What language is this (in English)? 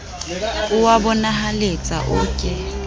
Southern Sotho